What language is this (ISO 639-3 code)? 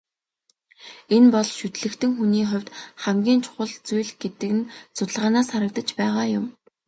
mon